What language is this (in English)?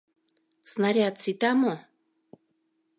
Mari